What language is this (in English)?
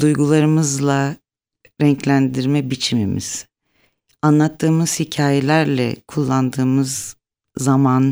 Turkish